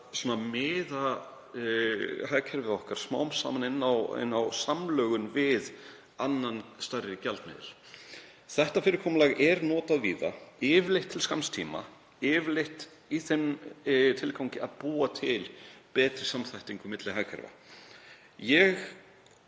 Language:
Icelandic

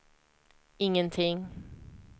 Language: Swedish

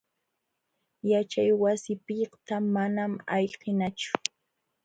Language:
Jauja Wanca Quechua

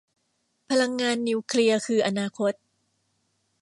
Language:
Thai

